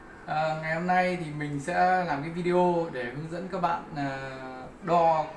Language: Vietnamese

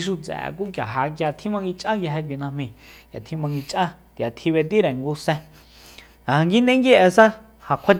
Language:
Soyaltepec Mazatec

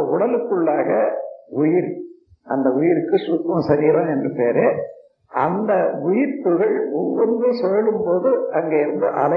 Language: Tamil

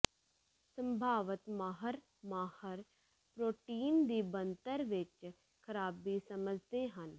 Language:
Punjabi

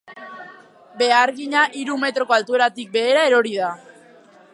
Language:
Basque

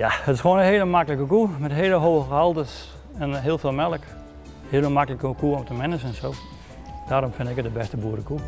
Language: Dutch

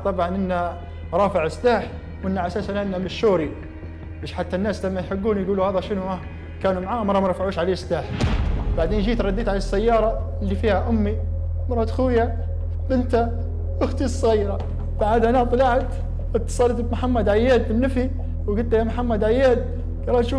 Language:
Arabic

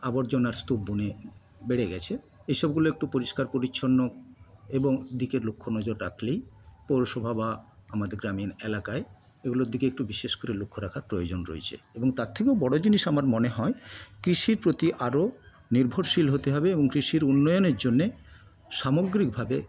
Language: Bangla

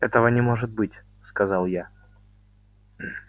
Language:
Russian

